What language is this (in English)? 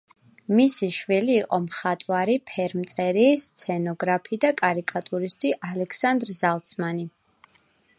Georgian